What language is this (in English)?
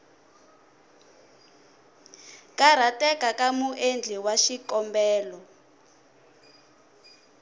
Tsonga